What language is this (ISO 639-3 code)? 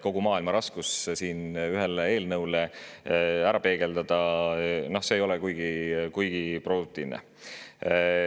est